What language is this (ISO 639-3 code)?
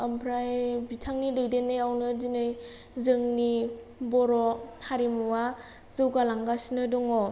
brx